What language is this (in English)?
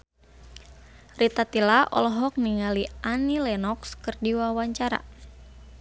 Sundanese